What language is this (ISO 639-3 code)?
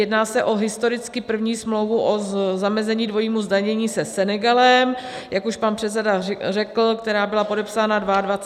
ces